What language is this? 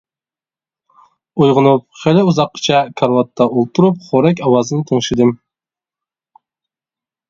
Uyghur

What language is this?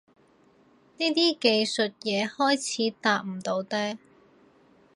Cantonese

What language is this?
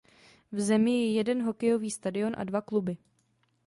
Czech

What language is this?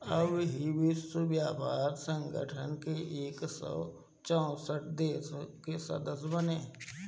Bhojpuri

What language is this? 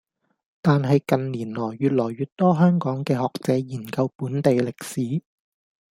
Cantonese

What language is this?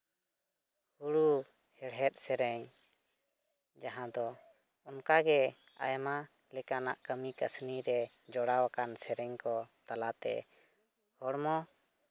Santali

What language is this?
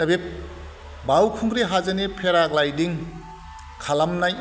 Bodo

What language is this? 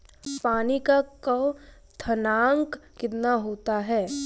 Hindi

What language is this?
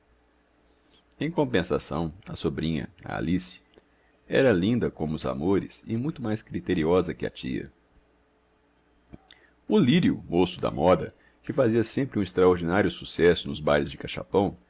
Portuguese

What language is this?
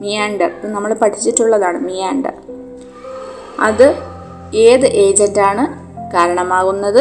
Malayalam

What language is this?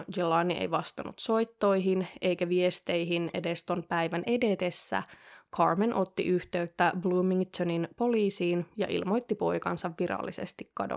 Finnish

